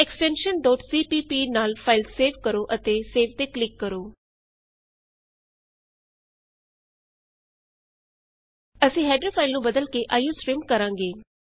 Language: Punjabi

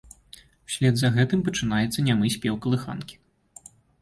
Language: Belarusian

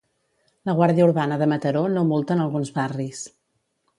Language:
Catalan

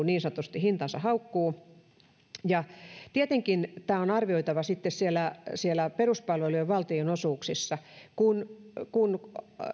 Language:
Finnish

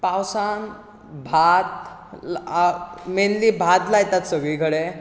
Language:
Konkani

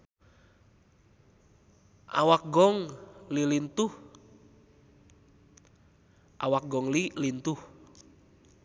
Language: Sundanese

